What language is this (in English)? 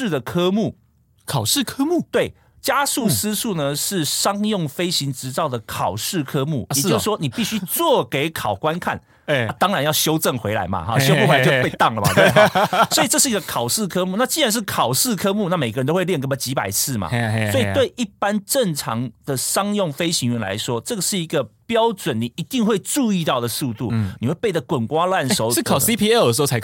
Chinese